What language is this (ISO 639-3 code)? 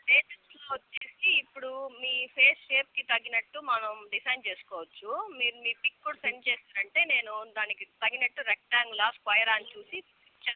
tel